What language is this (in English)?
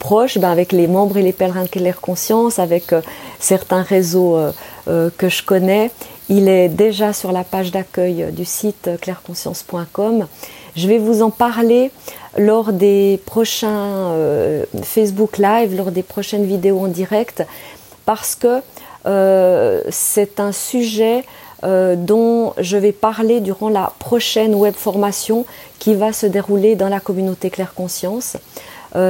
French